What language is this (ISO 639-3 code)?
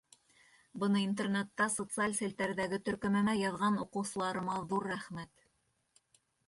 bak